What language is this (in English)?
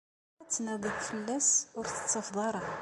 Kabyle